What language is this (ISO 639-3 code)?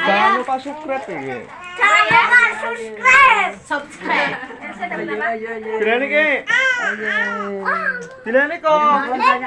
ind